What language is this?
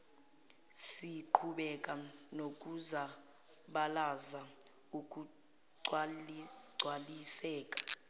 Zulu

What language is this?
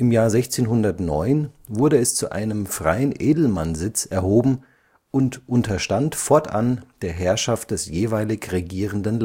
German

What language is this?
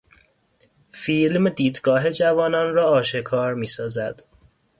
Persian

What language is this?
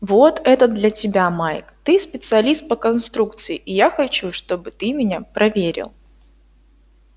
Russian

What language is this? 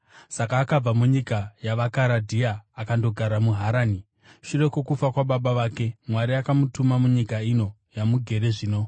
Shona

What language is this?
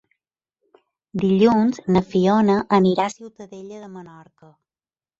Catalan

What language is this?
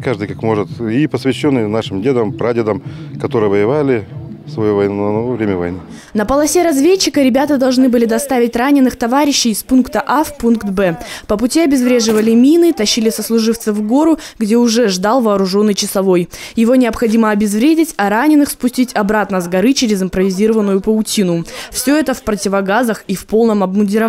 Russian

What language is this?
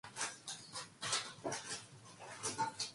Korean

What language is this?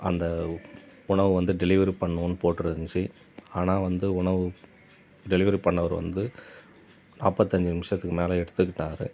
Tamil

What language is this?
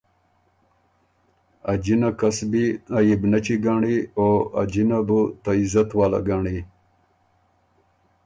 Ormuri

